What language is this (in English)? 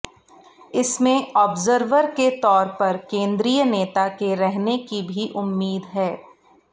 Hindi